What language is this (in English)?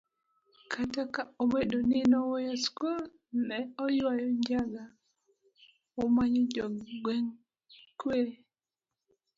Luo (Kenya and Tanzania)